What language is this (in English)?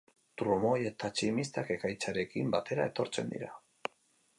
Basque